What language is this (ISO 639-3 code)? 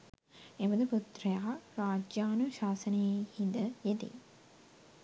sin